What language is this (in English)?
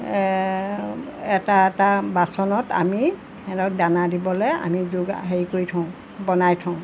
Assamese